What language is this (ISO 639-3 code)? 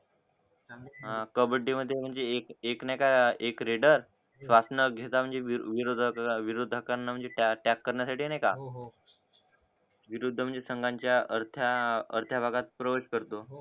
mar